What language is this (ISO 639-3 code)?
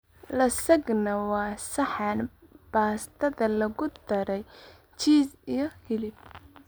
som